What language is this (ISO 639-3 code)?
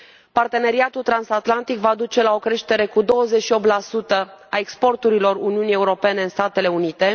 ron